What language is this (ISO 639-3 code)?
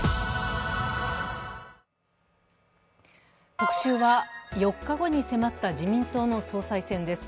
jpn